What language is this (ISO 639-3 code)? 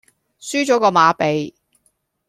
yue